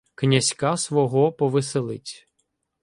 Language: Ukrainian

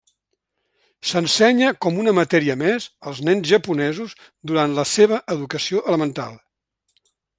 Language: Catalan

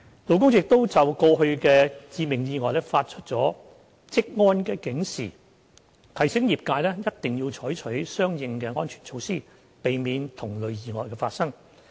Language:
Cantonese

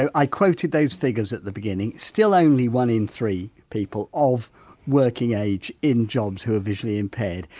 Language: English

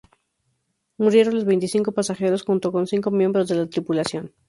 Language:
Spanish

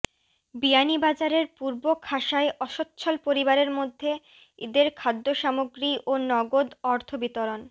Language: Bangla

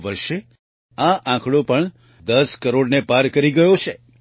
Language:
Gujarati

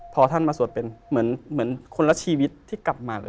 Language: Thai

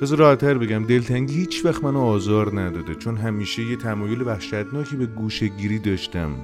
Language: Persian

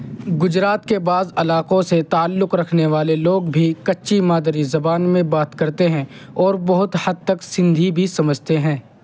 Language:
Urdu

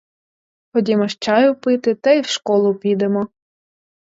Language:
Ukrainian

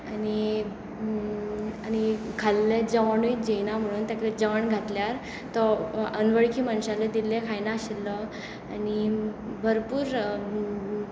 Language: Konkani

